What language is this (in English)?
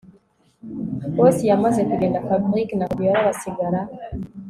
Kinyarwanda